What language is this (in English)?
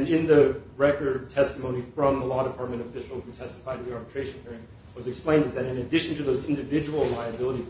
English